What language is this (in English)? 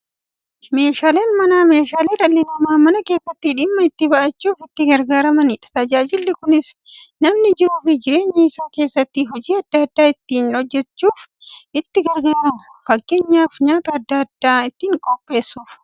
Oromo